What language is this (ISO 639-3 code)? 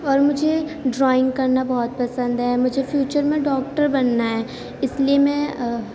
urd